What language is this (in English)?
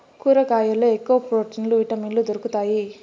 Telugu